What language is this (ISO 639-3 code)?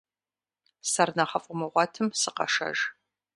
kbd